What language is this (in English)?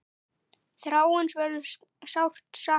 Icelandic